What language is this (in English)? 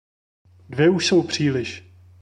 Czech